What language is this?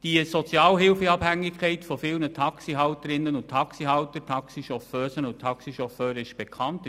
Swiss German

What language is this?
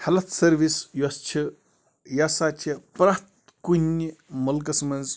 Kashmiri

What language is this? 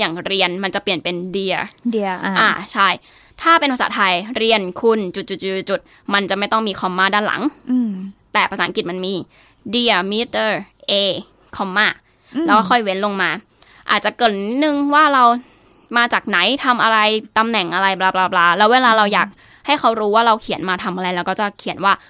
Thai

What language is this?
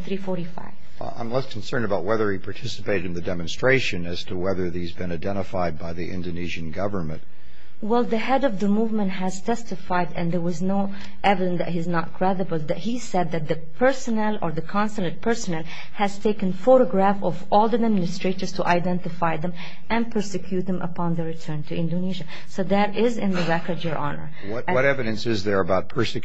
English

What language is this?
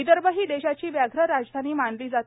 Marathi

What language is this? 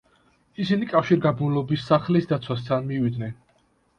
Georgian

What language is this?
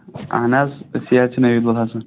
Kashmiri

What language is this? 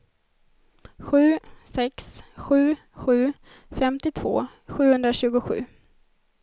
Swedish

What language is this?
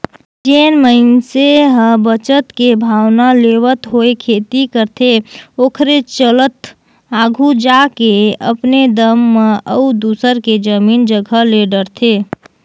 Chhattisgarhi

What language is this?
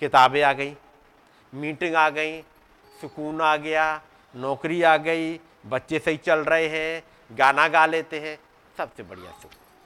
Hindi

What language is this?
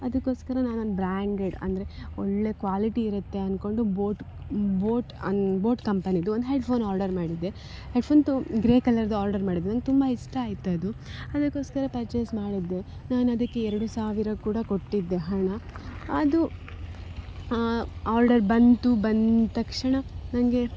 Kannada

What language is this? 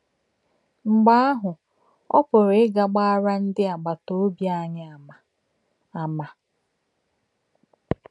Igbo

